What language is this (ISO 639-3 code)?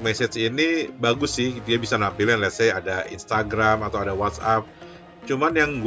ind